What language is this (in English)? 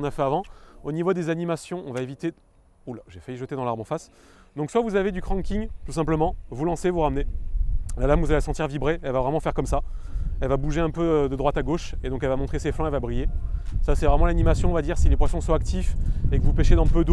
French